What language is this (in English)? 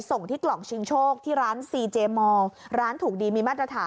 Thai